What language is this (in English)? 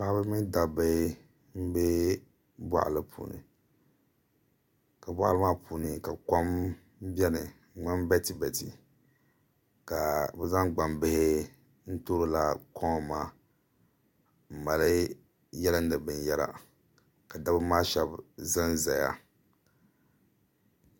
Dagbani